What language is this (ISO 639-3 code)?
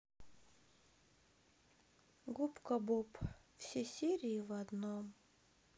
rus